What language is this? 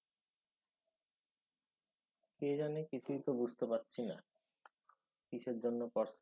Bangla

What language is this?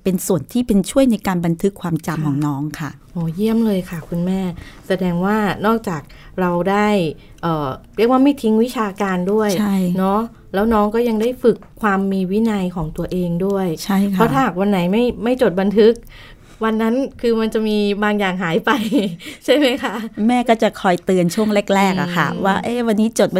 Thai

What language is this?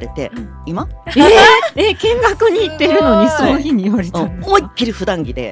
Japanese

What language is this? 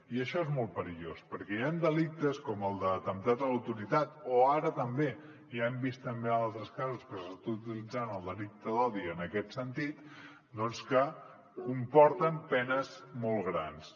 Catalan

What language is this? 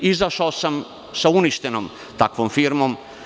Serbian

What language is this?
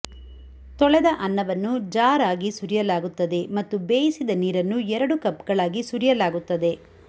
Kannada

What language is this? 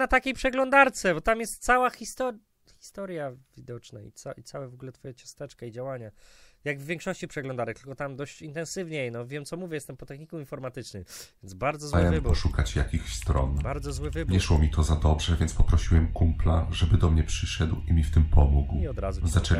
Polish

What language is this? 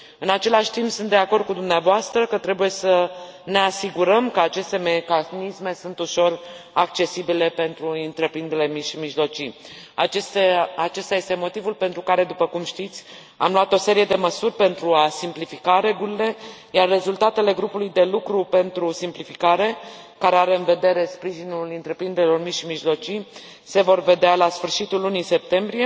Romanian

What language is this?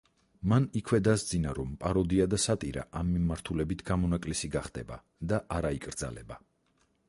Georgian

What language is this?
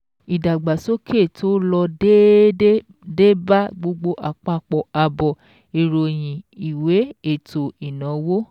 Yoruba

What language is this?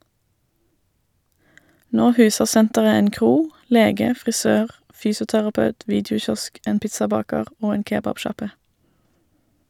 Norwegian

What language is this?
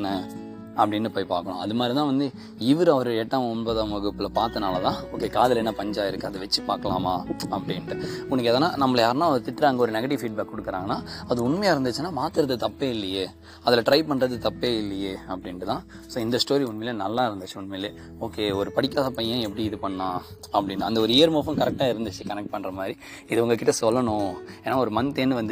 Tamil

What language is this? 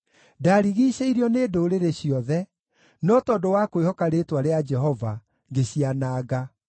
Kikuyu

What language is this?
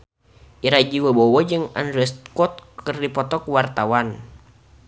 Sundanese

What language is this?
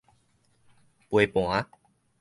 Min Nan Chinese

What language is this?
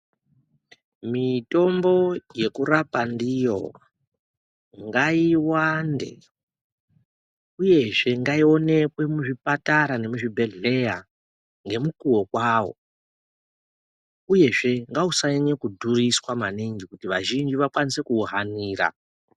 Ndau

